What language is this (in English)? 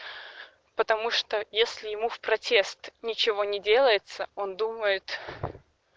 Russian